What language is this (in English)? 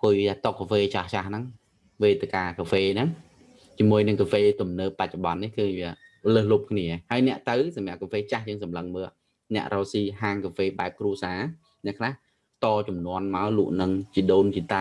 Vietnamese